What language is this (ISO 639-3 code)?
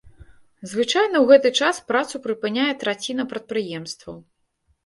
bel